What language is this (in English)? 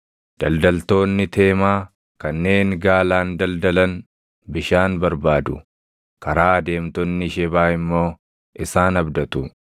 Oromo